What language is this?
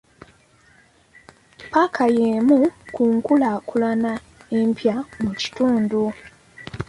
Ganda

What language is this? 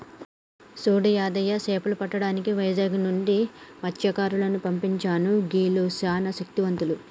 Telugu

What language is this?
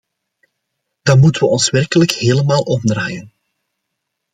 Dutch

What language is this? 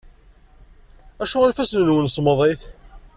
Kabyle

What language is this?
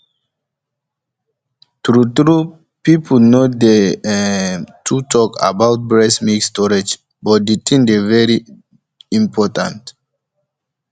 Nigerian Pidgin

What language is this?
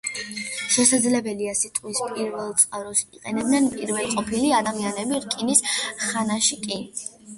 Georgian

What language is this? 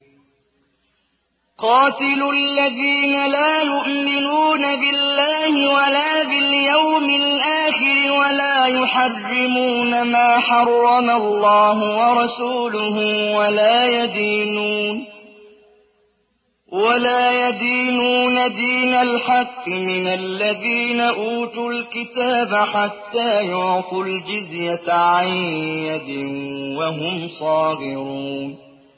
Arabic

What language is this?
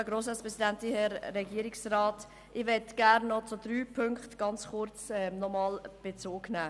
Swiss German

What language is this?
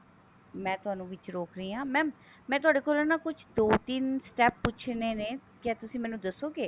Punjabi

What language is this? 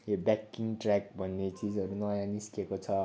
Nepali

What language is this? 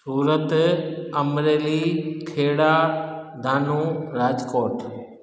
Sindhi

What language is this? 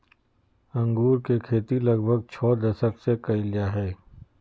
Magahi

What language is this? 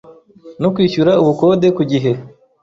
Kinyarwanda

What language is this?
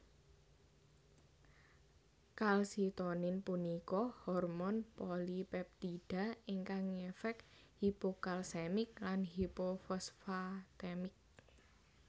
Javanese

